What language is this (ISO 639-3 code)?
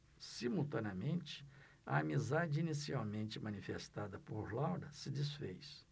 por